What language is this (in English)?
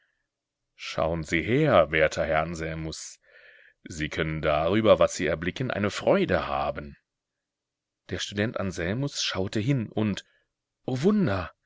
German